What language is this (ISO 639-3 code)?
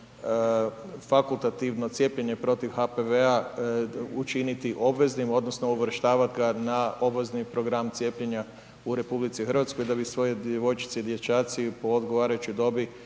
hrv